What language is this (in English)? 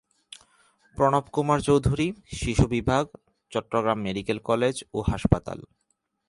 Bangla